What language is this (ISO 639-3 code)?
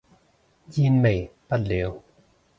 yue